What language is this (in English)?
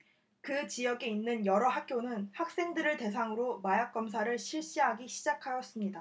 Korean